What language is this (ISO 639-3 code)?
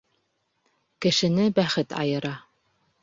bak